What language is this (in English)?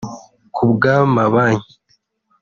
Kinyarwanda